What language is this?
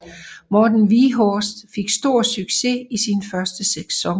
Danish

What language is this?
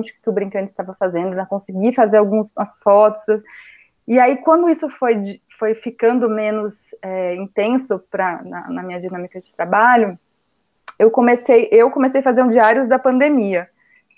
Portuguese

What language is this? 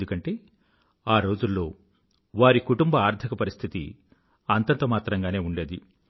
Telugu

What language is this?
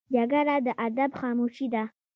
Pashto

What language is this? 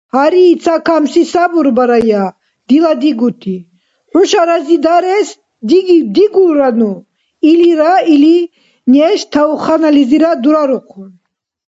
Dargwa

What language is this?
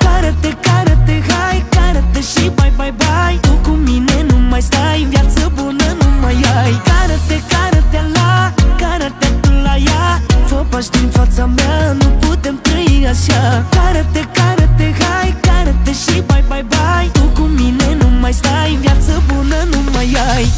Romanian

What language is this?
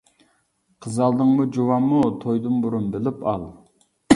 Uyghur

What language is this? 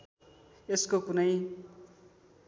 Nepali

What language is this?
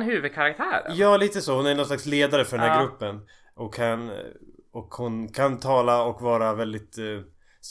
Swedish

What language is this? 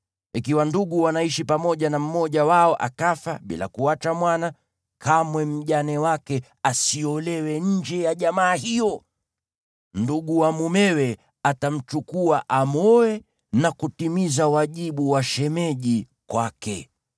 Swahili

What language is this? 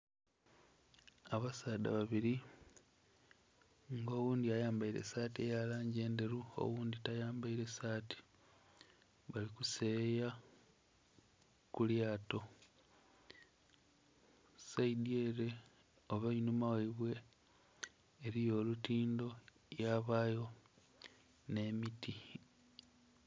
Soga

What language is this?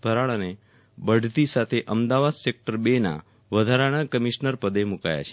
Gujarati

